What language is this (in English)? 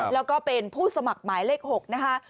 Thai